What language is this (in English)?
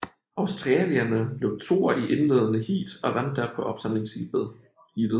Danish